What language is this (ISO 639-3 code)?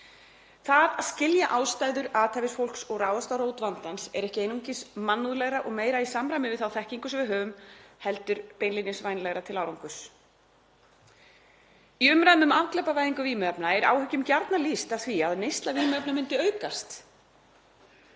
isl